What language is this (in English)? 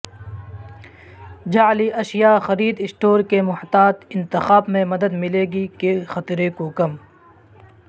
Urdu